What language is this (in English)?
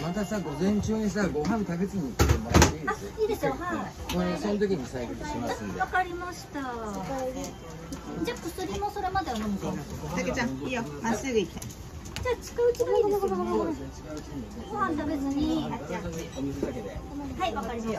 Japanese